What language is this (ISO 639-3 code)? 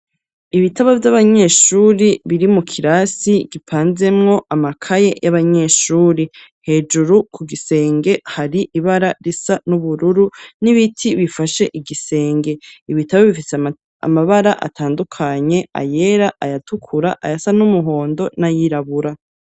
run